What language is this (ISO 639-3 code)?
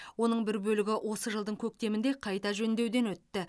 kaz